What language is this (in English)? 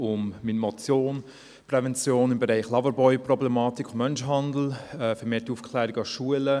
Swiss German